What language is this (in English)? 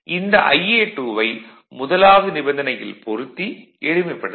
Tamil